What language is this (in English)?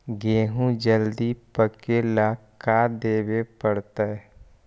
Magahi